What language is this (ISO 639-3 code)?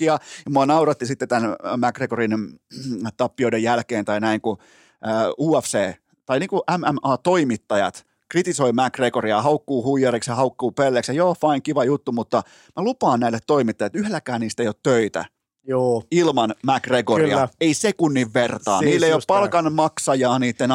fin